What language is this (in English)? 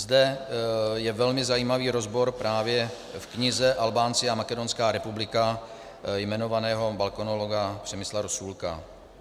Czech